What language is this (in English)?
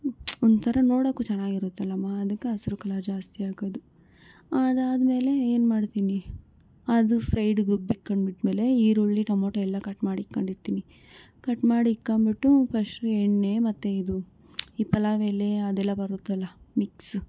Kannada